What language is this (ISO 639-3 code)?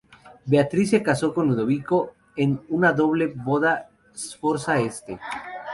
spa